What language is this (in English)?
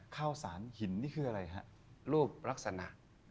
Thai